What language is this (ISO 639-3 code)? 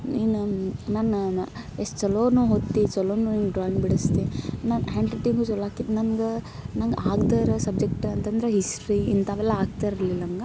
kan